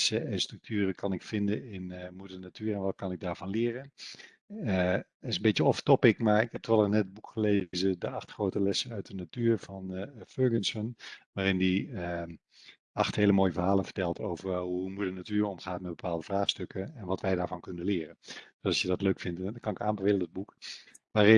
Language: Dutch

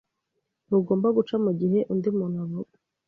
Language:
Kinyarwanda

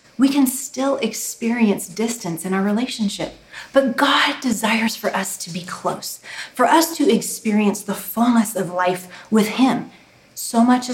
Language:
English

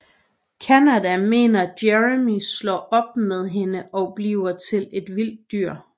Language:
Danish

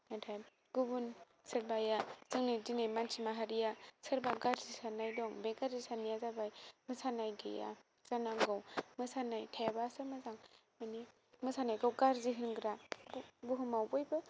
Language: Bodo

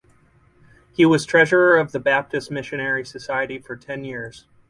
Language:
English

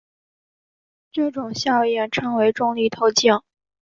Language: Chinese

